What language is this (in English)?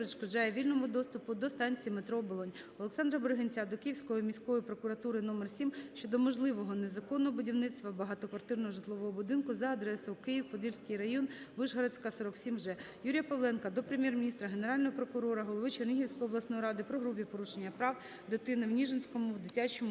Ukrainian